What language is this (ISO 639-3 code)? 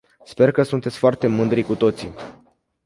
ron